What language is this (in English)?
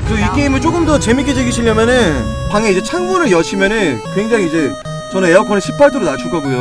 Korean